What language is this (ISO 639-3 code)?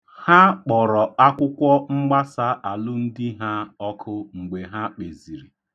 ibo